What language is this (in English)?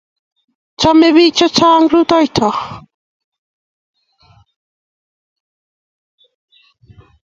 Kalenjin